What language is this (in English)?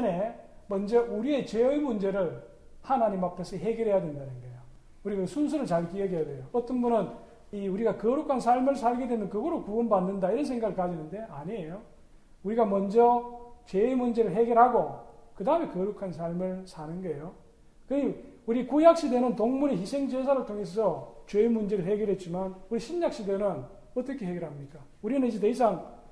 Korean